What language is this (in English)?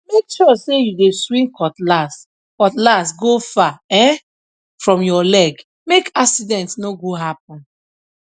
Nigerian Pidgin